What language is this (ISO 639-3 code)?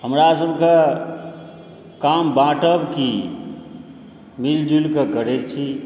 mai